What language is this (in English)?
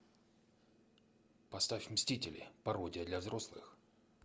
Russian